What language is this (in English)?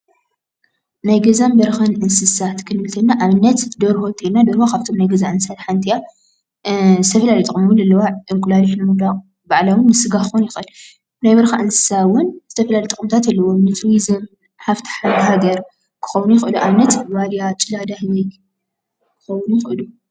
Tigrinya